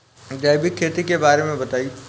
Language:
Bhojpuri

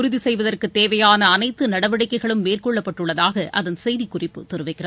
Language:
Tamil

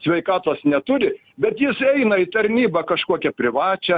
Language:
Lithuanian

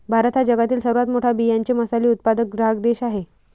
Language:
Marathi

